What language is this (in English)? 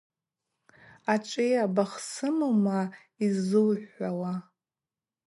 Abaza